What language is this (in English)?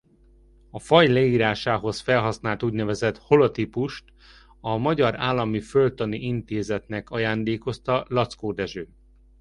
Hungarian